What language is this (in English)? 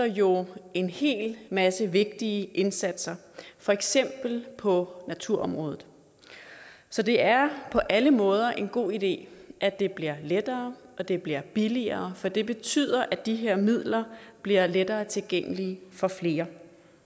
Danish